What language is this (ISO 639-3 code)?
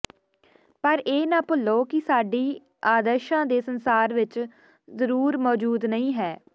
pan